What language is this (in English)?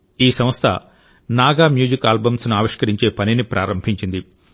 Telugu